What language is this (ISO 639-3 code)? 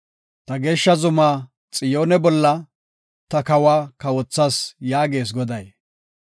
gof